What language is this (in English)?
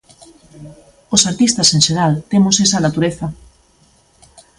Galician